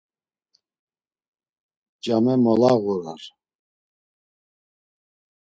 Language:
Laz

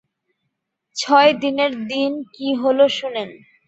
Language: Bangla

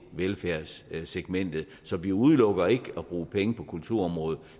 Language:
Danish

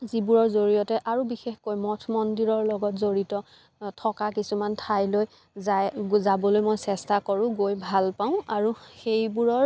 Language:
Assamese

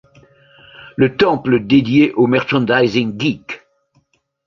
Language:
French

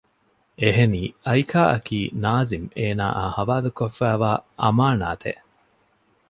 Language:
Divehi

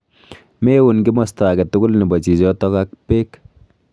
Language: Kalenjin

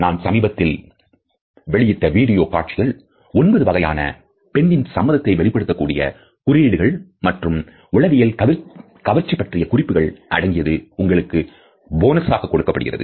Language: Tamil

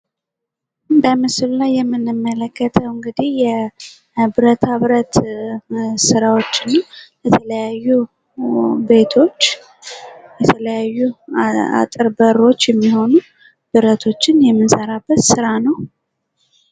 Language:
Amharic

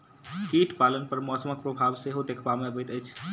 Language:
Maithili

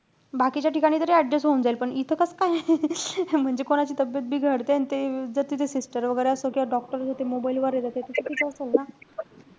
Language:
Marathi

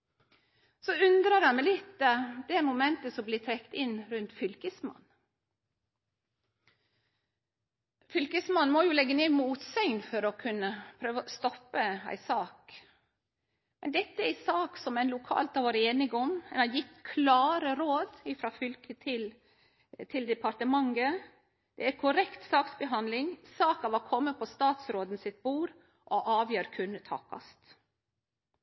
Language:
Norwegian Nynorsk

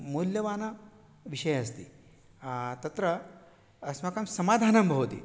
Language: Sanskrit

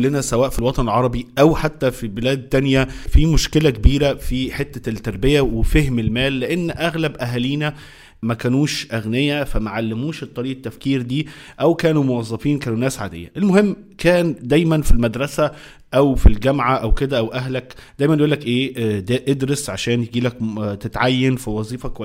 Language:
Arabic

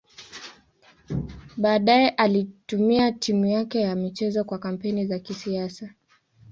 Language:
Swahili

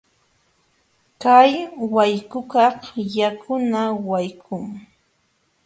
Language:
Jauja Wanca Quechua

